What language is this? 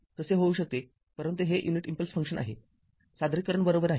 Marathi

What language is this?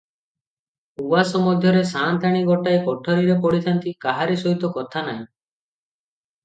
Odia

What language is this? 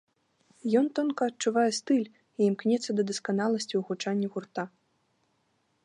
Belarusian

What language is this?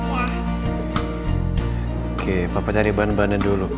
Indonesian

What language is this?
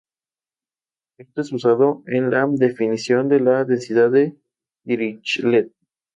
Spanish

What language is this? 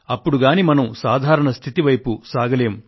Telugu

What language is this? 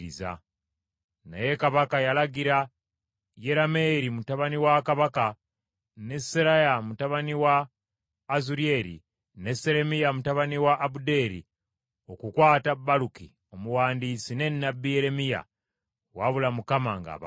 Ganda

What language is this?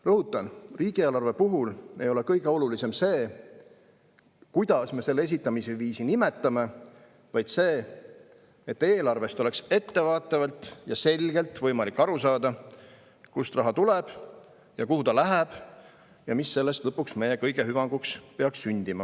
Estonian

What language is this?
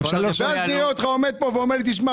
Hebrew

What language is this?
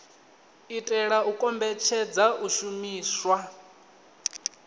Venda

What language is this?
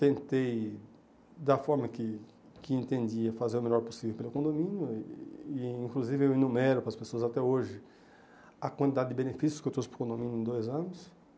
Portuguese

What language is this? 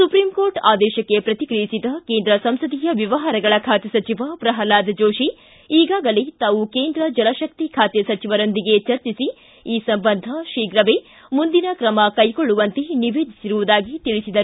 Kannada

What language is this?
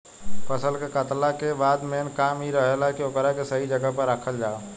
Bhojpuri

